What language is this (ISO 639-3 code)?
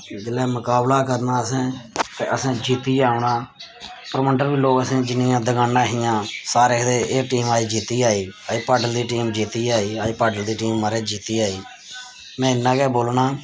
doi